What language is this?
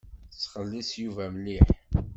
Kabyle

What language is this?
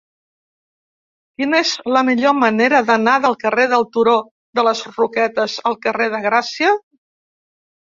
Catalan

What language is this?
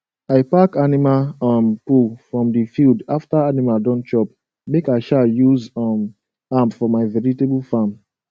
Nigerian Pidgin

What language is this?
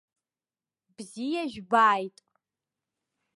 Abkhazian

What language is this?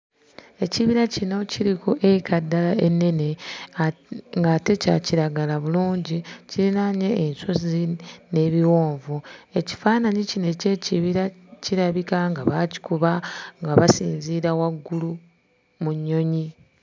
Ganda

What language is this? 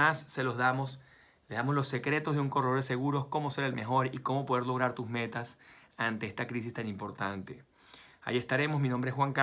Spanish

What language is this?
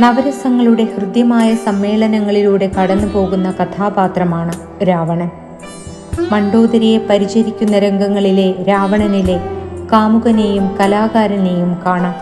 Malayalam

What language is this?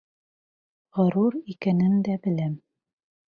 Bashkir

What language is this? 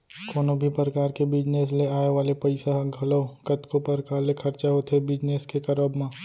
Chhattisgarhi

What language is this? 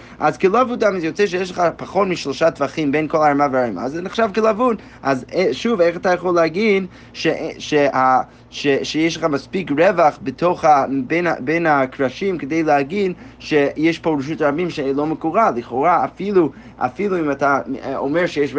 Hebrew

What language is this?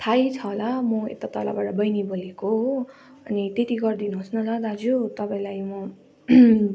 Nepali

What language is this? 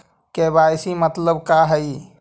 Magahi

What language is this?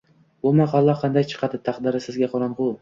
Uzbek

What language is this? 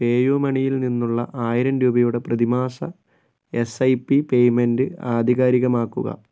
Malayalam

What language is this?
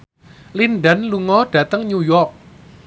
Javanese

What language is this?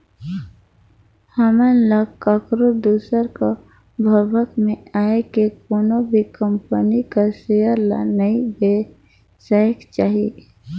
Chhattisgarhi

